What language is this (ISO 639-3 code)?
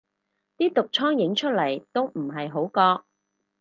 yue